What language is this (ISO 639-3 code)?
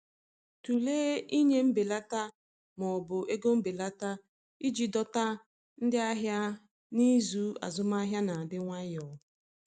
ibo